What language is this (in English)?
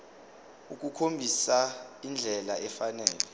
Zulu